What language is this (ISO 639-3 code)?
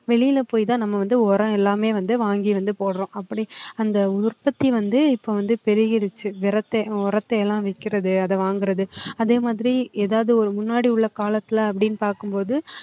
tam